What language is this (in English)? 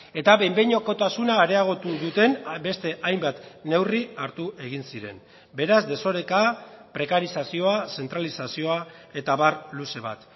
Basque